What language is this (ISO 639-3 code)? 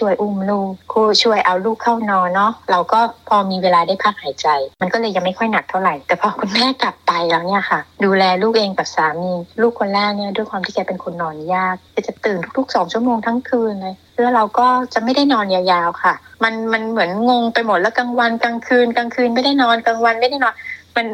tha